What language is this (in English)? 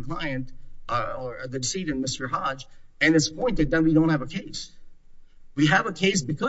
English